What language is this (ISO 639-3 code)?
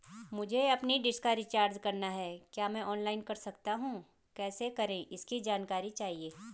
hin